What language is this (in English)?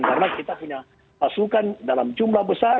Indonesian